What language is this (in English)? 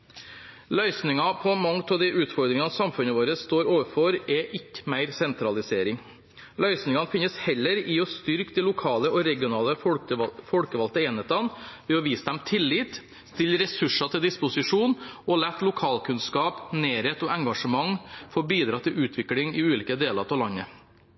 Norwegian Bokmål